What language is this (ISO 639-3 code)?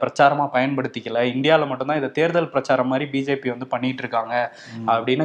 tam